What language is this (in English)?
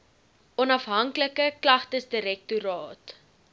Afrikaans